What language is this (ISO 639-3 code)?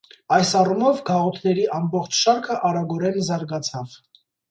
hye